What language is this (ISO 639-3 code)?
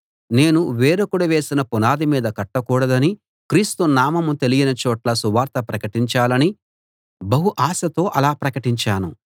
tel